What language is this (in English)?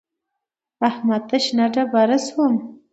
Pashto